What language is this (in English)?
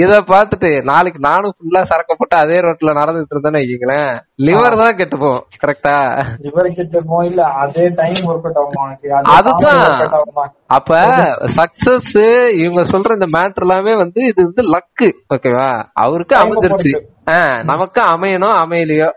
Tamil